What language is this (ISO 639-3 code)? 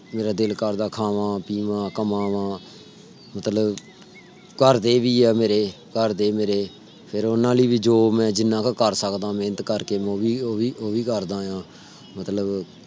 pan